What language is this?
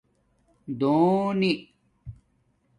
Domaaki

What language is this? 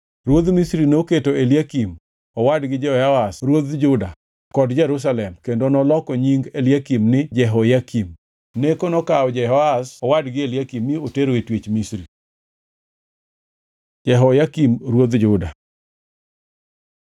Luo (Kenya and Tanzania)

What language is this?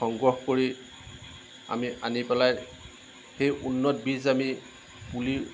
Assamese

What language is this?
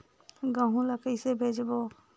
Chhattisgarhi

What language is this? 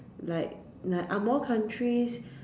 English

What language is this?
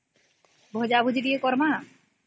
Odia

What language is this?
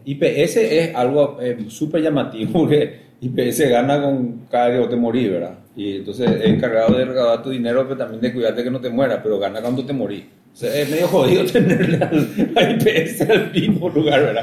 Spanish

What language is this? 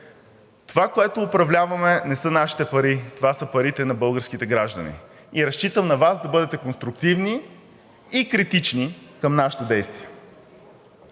Bulgarian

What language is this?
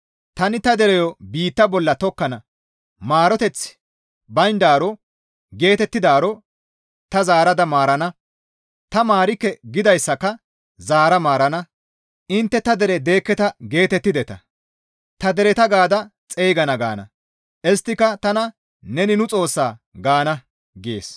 Gamo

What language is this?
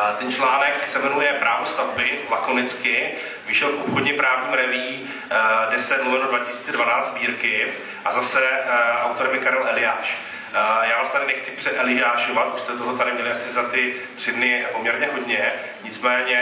Czech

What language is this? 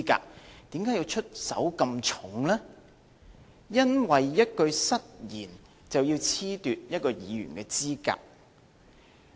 Cantonese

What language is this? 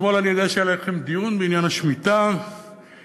Hebrew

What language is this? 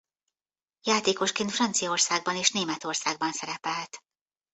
Hungarian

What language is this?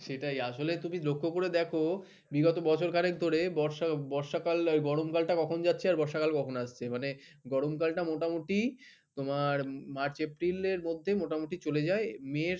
Bangla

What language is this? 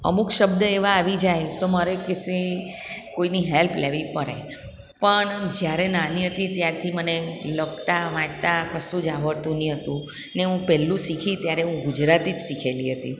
Gujarati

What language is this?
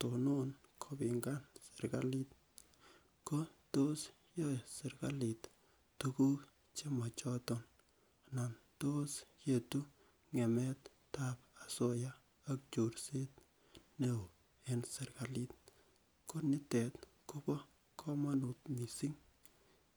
Kalenjin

